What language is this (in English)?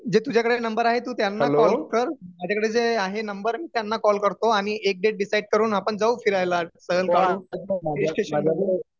Marathi